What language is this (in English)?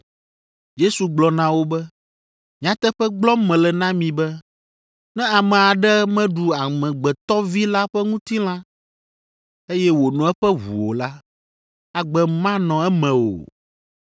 Ewe